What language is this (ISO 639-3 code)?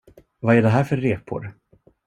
swe